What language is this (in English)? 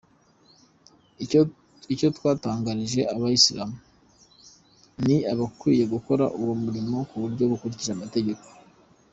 Kinyarwanda